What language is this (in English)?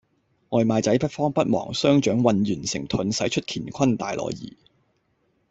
Cantonese